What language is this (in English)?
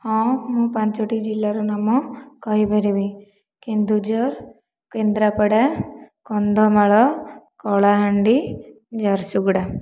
Odia